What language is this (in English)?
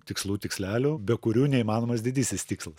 Lithuanian